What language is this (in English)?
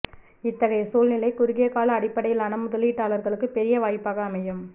Tamil